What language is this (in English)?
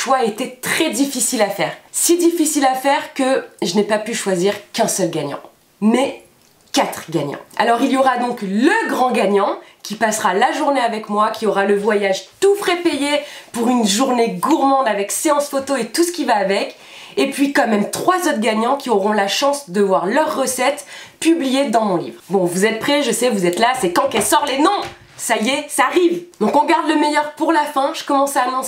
French